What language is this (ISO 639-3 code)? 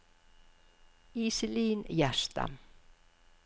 nor